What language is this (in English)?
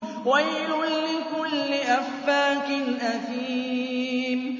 Arabic